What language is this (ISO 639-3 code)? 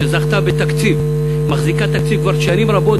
heb